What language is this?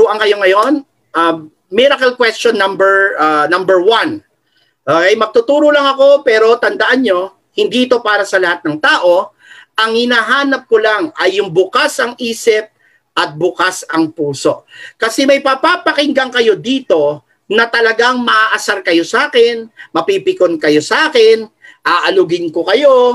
Filipino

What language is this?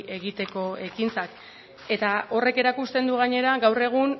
Basque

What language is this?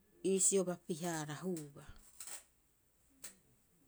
Rapoisi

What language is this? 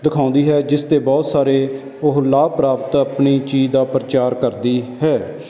Punjabi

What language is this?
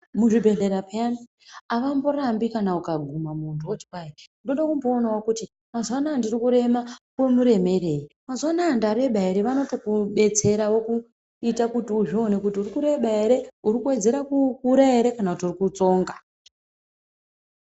Ndau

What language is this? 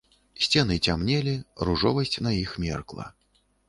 Belarusian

